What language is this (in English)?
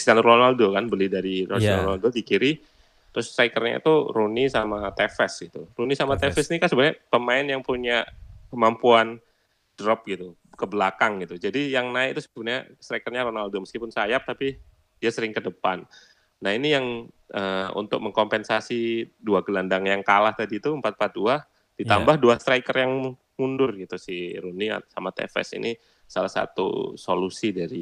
Indonesian